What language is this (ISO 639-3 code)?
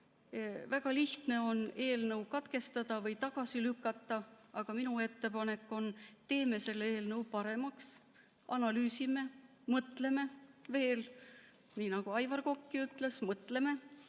est